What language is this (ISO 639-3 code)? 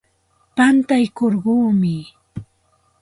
qxt